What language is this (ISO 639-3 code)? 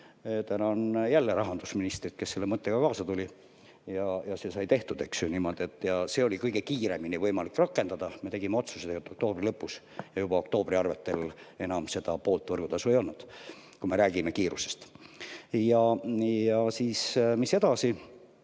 est